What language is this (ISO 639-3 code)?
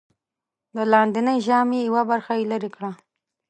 pus